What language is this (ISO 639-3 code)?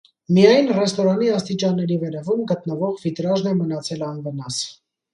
hye